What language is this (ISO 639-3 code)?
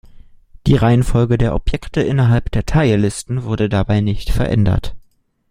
deu